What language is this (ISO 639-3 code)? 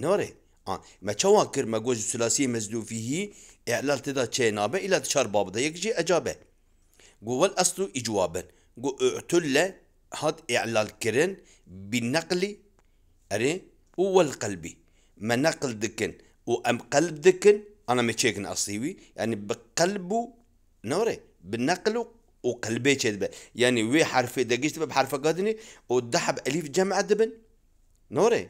ara